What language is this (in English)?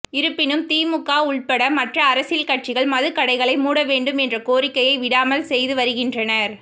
Tamil